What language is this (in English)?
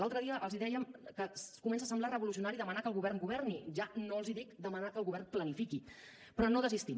Catalan